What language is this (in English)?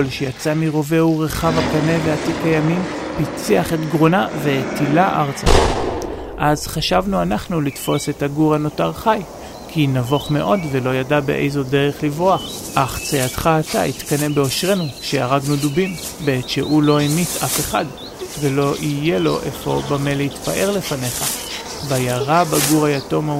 Hebrew